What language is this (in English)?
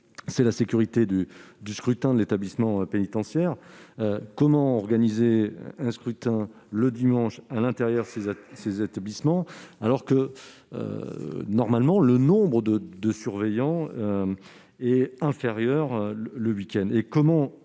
French